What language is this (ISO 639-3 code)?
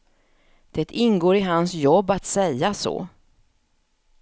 swe